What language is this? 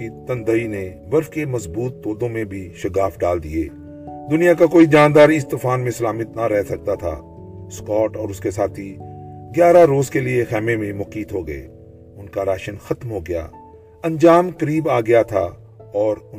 Urdu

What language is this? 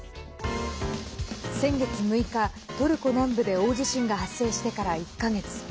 Japanese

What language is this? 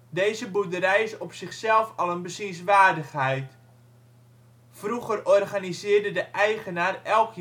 Dutch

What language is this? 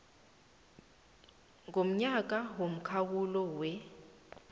South Ndebele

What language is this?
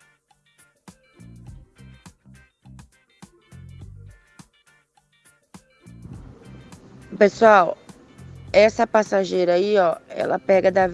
Portuguese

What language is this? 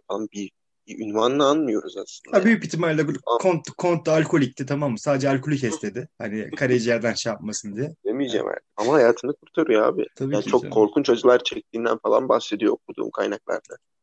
Turkish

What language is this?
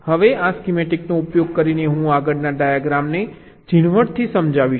Gujarati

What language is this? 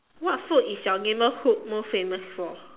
English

